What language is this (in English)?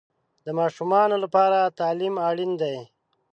Pashto